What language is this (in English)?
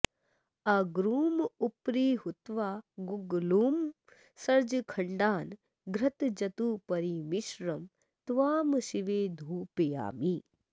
Sanskrit